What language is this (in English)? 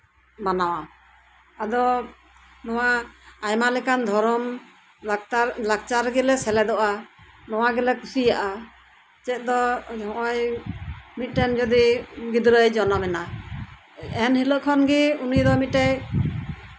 Santali